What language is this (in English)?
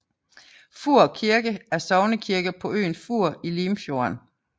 Danish